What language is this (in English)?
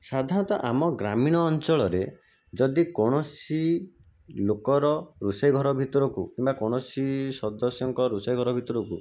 Odia